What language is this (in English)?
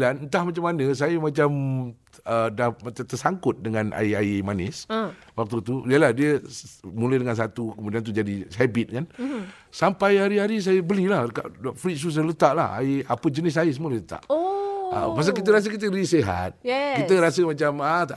Malay